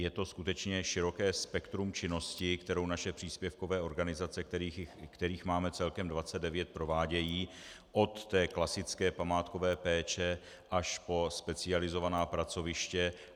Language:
Czech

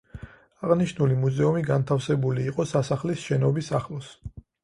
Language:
Georgian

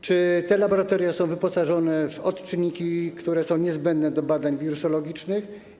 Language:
Polish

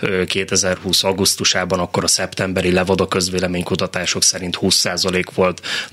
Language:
Hungarian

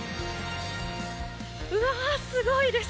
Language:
Japanese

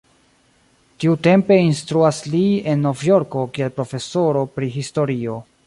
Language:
Esperanto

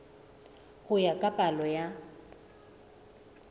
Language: Southern Sotho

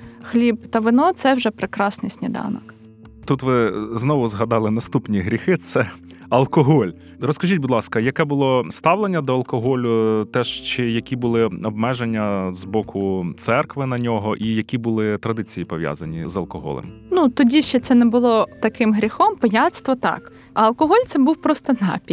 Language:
Ukrainian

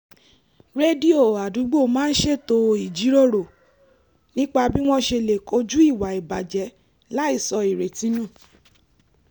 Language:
Yoruba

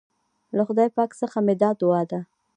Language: Pashto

